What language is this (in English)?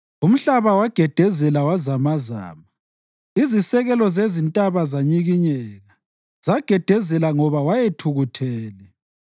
North Ndebele